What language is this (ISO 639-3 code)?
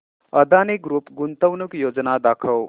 mar